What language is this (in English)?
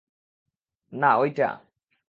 Bangla